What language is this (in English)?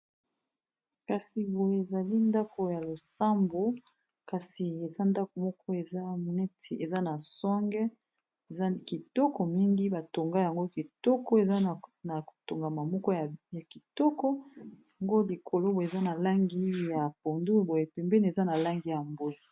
Lingala